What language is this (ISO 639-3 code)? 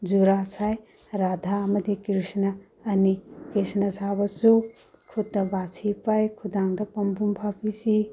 mni